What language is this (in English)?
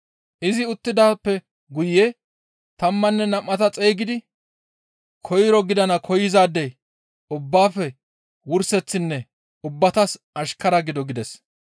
Gamo